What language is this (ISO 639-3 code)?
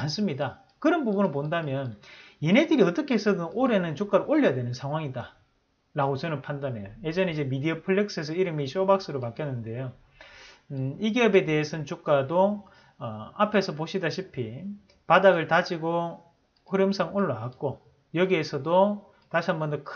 kor